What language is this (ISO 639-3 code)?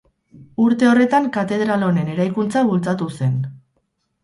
eus